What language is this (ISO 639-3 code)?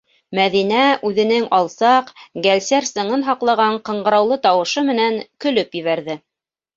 bak